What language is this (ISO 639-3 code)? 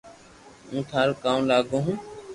lrk